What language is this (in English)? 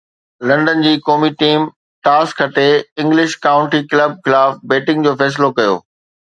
Sindhi